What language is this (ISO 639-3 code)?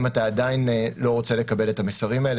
heb